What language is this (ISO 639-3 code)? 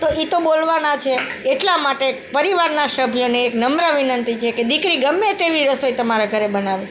guj